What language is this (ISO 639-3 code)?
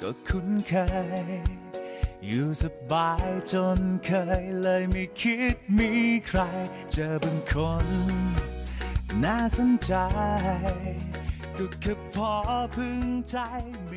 tha